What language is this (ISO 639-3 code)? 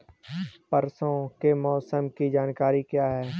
hin